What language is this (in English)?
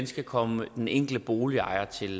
Danish